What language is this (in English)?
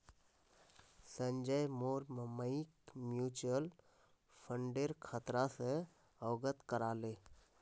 Magahi